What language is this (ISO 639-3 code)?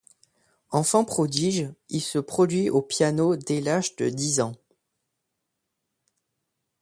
fra